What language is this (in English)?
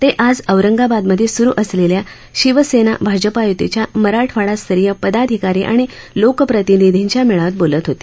Marathi